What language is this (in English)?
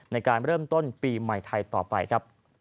Thai